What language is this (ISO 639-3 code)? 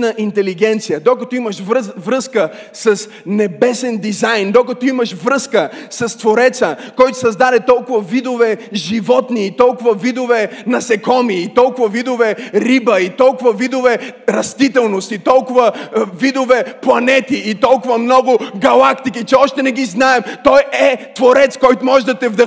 bul